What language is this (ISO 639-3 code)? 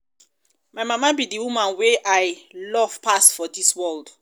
pcm